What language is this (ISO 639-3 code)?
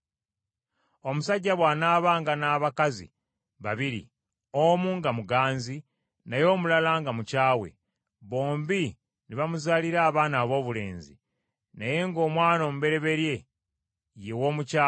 lug